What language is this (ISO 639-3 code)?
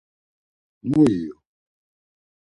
lzz